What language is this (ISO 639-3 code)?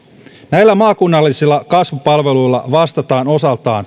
fin